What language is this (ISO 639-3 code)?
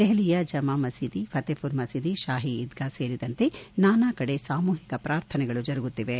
kan